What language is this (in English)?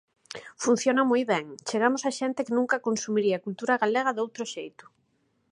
Galician